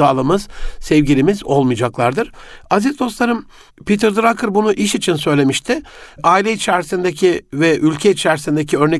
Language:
Turkish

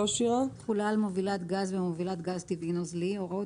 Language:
Hebrew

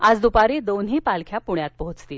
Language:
Marathi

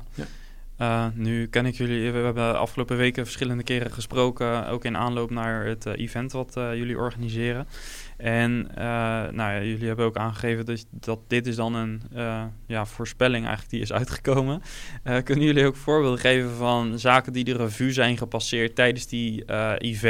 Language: Dutch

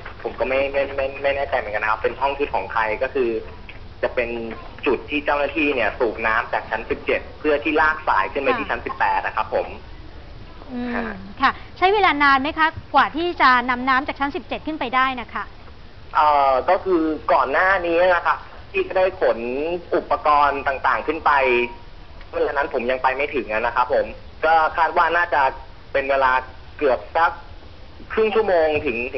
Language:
Thai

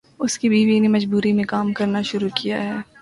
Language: Urdu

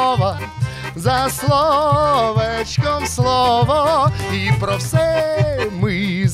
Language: Ukrainian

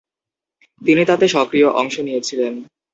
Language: Bangla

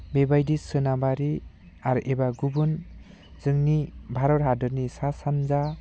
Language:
Bodo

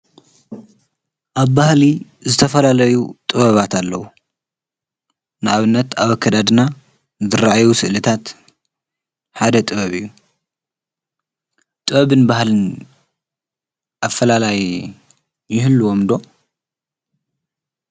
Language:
Tigrinya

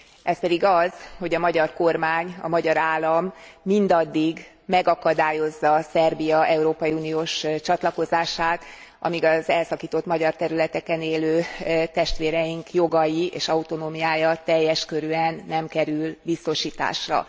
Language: Hungarian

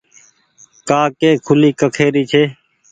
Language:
Goaria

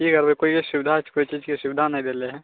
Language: Maithili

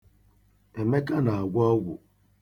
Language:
Igbo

